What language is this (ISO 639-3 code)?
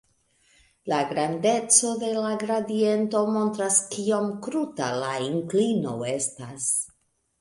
epo